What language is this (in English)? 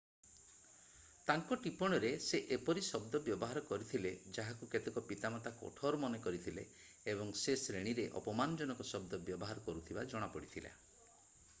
Odia